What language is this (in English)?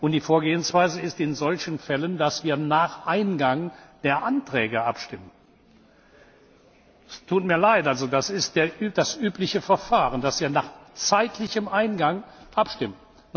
German